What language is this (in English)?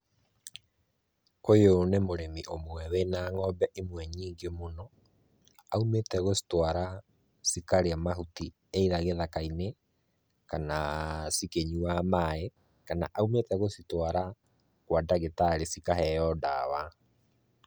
Kikuyu